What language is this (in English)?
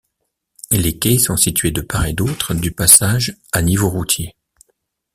French